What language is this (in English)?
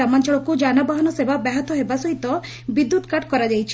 Odia